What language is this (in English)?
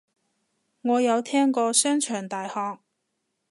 Cantonese